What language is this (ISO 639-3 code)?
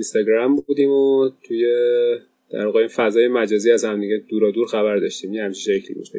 fas